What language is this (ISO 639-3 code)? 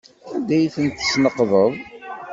kab